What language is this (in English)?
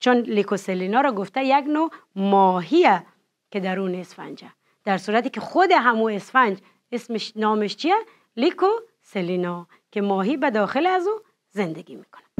Persian